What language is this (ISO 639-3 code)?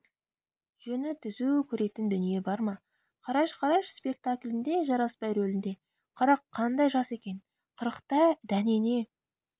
kaz